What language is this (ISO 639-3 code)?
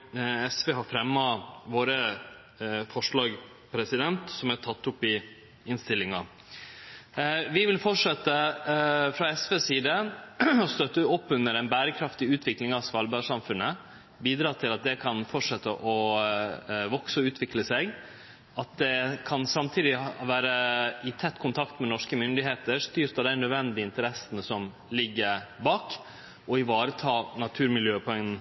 nno